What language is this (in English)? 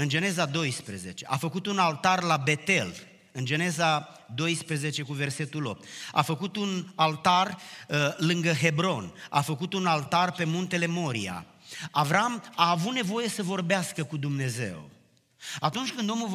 Romanian